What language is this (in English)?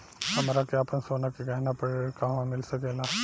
Bhojpuri